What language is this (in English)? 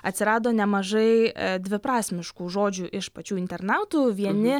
Lithuanian